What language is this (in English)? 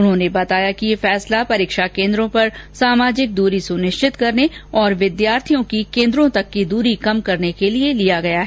Hindi